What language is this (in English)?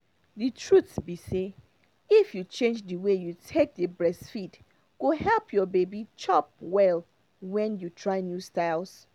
Nigerian Pidgin